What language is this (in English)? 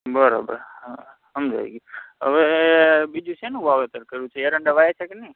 Gujarati